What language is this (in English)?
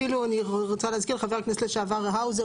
Hebrew